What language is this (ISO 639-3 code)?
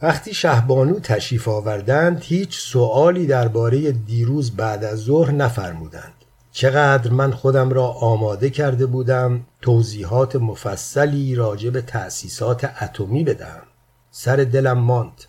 fas